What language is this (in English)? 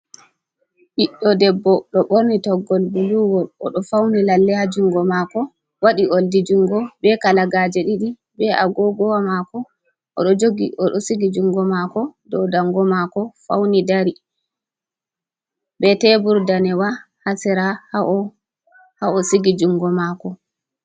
Fula